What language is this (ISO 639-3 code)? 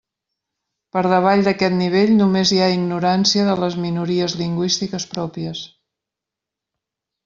cat